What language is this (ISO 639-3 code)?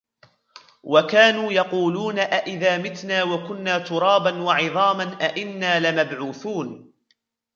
ara